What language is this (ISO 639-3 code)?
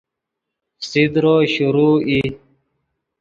ydg